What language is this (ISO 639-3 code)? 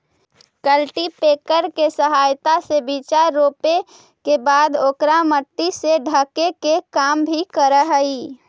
mag